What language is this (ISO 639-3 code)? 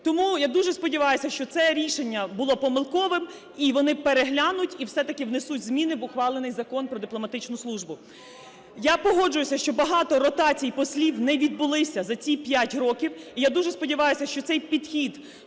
ukr